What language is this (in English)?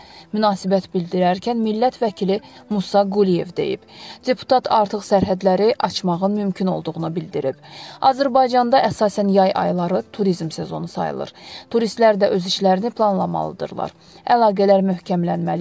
Turkish